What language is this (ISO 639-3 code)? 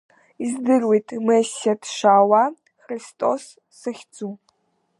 abk